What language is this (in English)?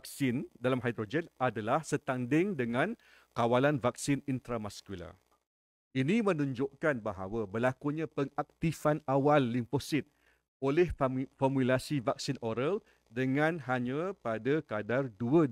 Malay